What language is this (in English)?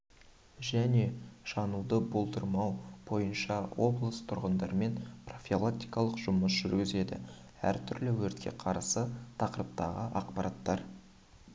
Kazakh